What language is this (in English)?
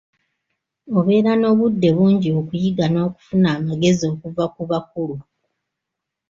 Ganda